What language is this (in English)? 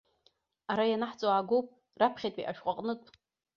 Abkhazian